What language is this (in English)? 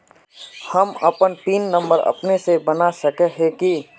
Magahi